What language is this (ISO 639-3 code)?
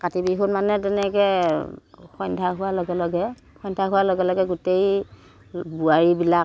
asm